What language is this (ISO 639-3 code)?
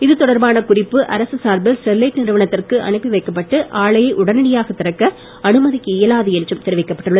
tam